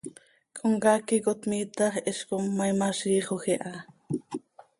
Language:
Seri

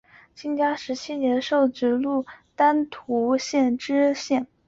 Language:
Chinese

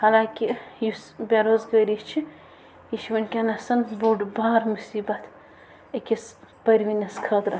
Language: Kashmiri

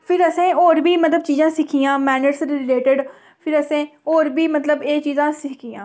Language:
Dogri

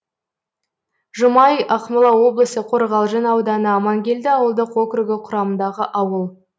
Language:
Kazakh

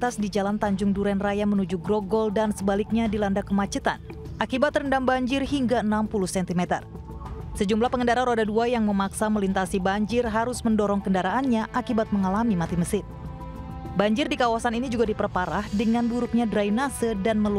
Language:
Indonesian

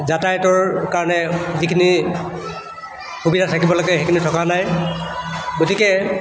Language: Assamese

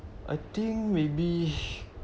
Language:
English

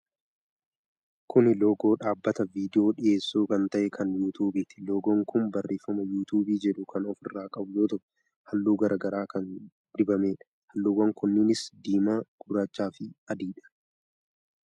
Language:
Oromo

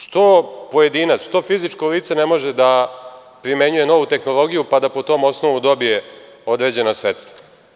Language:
Serbian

